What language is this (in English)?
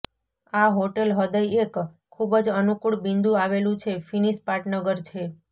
Gujarati